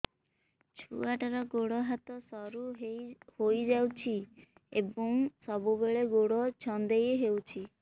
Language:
Odia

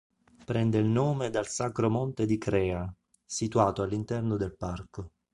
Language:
Italian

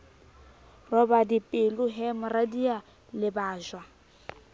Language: Southern Sotho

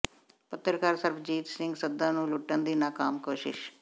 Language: Punjabi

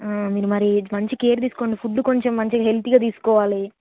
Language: Telugu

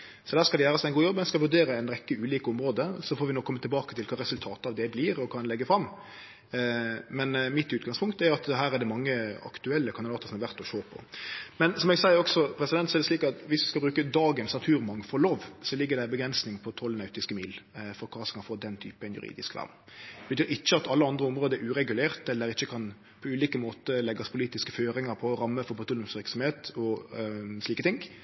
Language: Norwegian Nynorsk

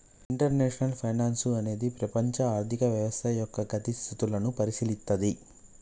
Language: Telugu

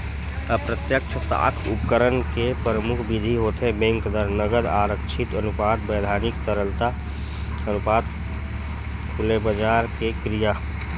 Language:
Chhattisgarhi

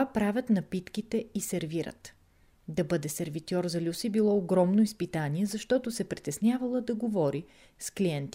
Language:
Bulgarian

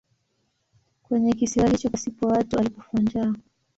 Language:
Swahili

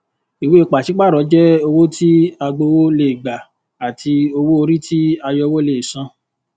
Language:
Yoruba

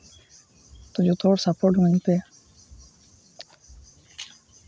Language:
Santali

